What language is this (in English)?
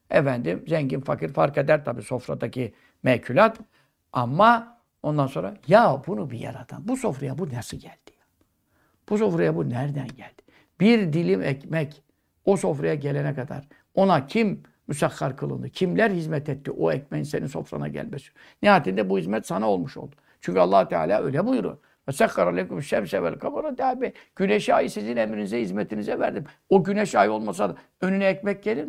Turkish